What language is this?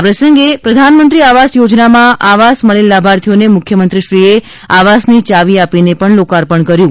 Gujarati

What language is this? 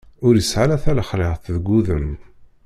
Kabyle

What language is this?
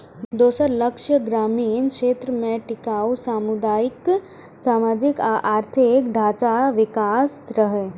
Maithili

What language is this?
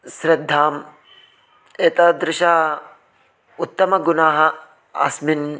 Sanskrit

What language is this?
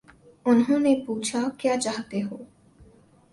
Urdu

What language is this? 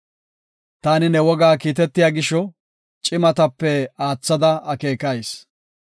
Gofa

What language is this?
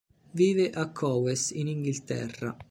Italian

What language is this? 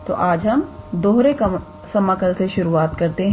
Hindi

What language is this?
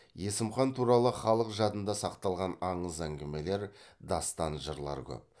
Kazakh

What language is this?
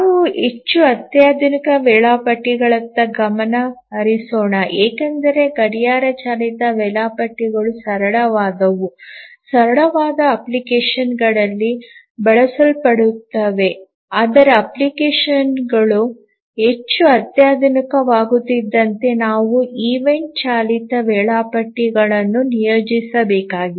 Kannada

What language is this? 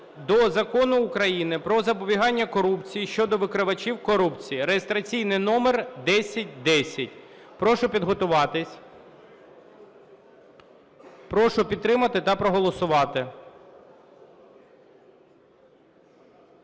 Ukrainian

